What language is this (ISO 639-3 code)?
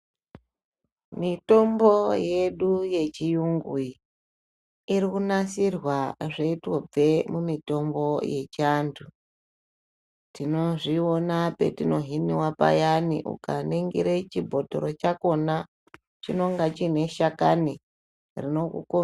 ndc